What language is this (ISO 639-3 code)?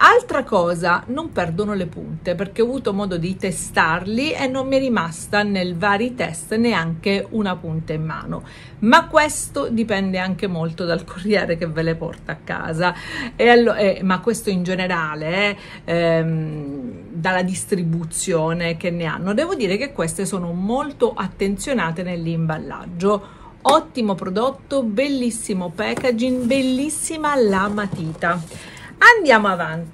ita